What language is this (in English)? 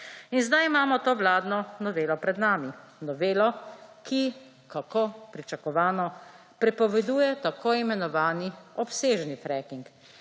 Slovenian